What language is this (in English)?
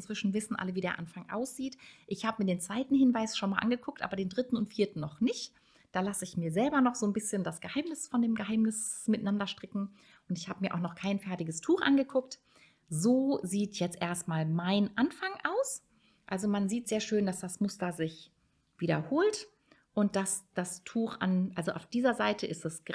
German